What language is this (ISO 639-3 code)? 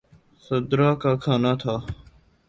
urd